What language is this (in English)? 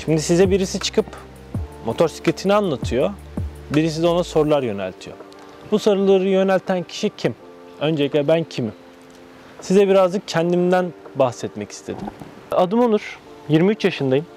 Turkish